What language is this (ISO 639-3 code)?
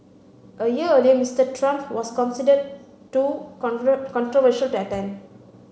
eng